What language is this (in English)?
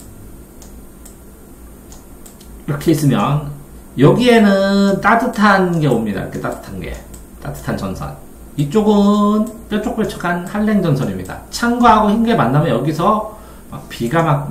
Korean